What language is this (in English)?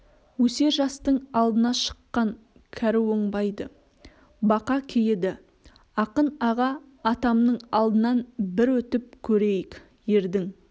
Kazakh